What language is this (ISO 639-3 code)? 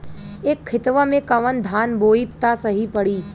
bho